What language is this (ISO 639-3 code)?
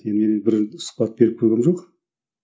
kaz